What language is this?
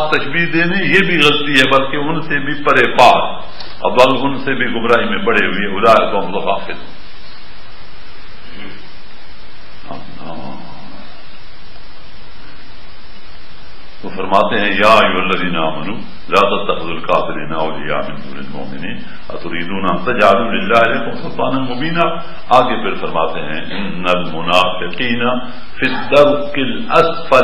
Arabic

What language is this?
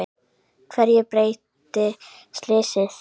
Icelandic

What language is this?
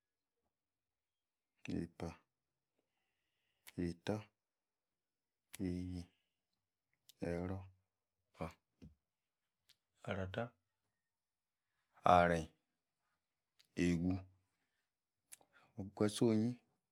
Yace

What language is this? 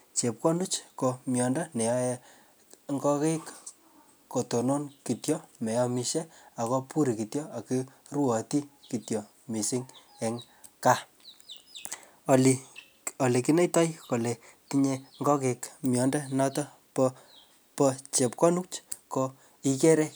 Kalenjin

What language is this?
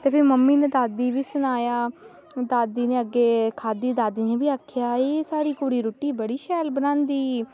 Dogri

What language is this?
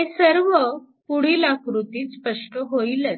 Marathi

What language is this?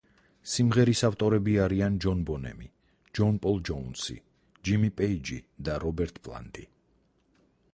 Georgian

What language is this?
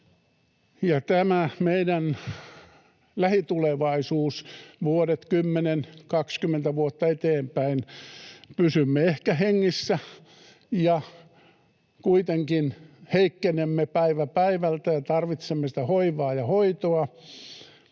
Finnish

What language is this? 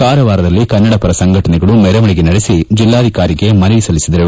Kannada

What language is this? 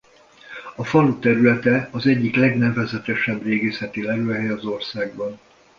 Hungarian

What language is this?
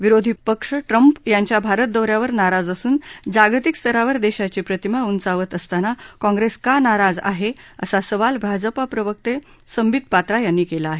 Marathi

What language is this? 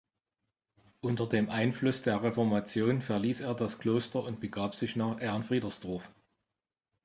German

